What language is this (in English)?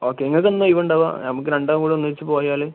Malayalam